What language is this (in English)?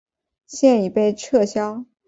Chinese